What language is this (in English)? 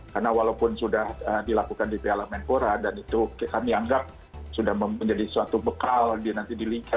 Indonesian